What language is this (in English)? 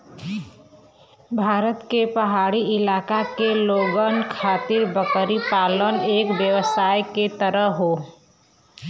Bhojpuri